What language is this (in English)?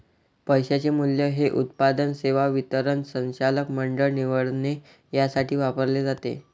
Marathi